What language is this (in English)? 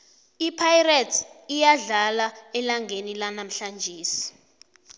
South Ndebele